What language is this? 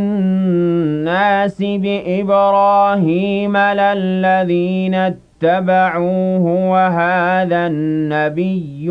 Arabic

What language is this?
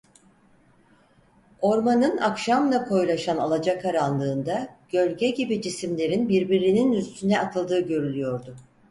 Turkish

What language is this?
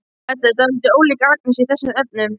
Icelandic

